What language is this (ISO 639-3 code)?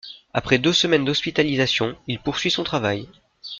fra